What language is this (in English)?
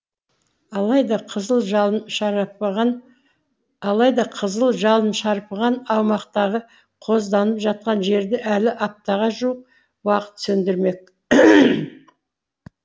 Kazakh